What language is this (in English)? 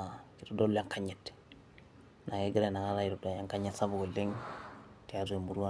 Masai